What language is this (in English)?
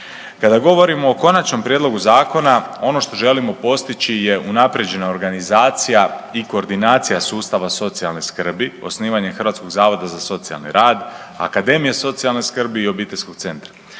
Croatian